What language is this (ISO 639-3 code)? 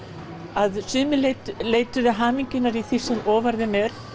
isl